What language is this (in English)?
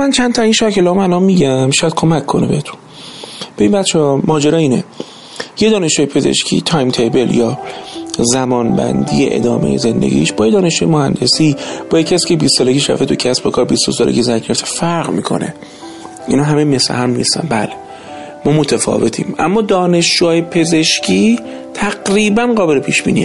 Persian